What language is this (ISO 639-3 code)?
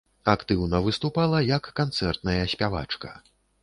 bel